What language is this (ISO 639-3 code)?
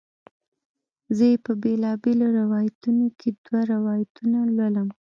pus